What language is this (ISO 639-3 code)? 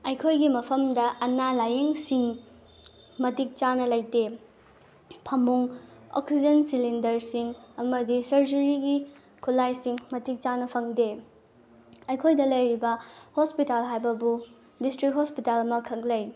mni